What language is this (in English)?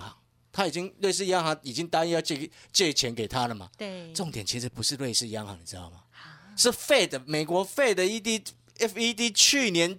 Chinese